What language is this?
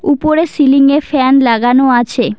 Bangla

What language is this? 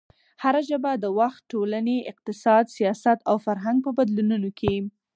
Pashto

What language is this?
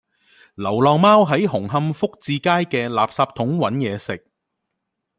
Cantonese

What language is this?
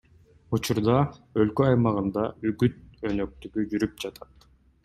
Kyrgyz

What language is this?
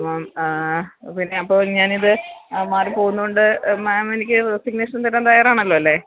Malayalam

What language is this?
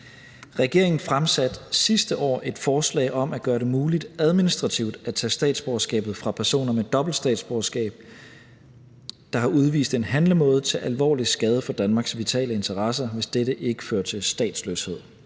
Danish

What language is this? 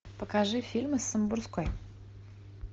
Russian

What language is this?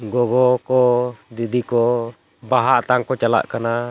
Santali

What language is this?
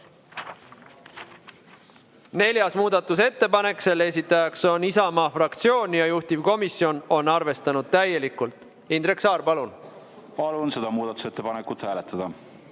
Estonian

